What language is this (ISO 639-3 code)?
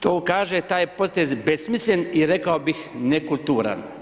hrv